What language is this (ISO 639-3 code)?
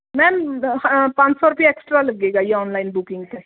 pan